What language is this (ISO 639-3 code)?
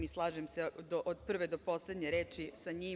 srp